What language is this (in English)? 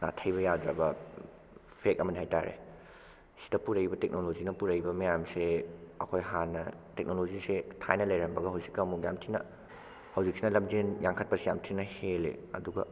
Manipuri